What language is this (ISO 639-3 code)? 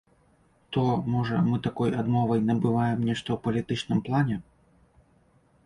bel